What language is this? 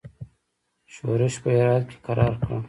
Pashto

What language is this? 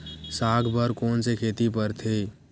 Chhattisgarhi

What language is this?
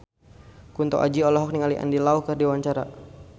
Sundanese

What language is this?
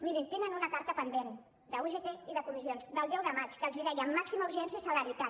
Catalan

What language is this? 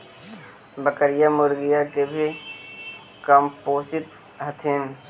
Magahi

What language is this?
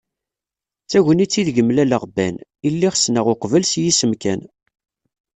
Kabyle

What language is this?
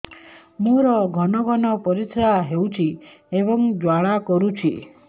Odia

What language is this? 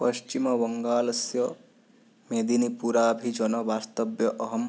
Sanskrit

